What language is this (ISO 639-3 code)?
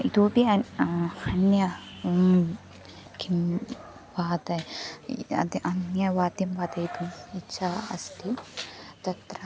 san